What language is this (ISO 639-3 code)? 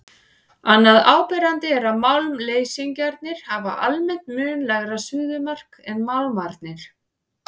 isl